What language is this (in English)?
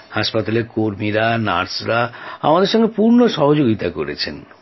Bangla